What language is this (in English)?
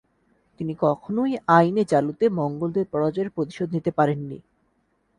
Bangla